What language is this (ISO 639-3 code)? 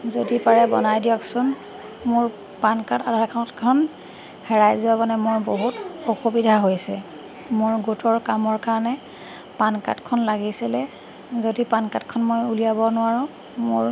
asm